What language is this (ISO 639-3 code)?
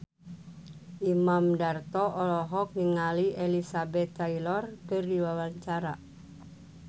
sun